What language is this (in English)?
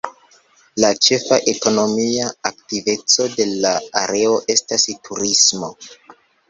Esperanto